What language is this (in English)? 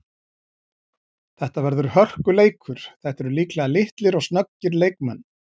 Icelandic